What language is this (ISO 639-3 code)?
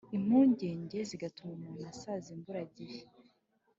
kin